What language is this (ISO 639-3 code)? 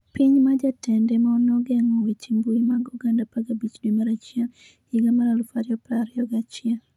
luo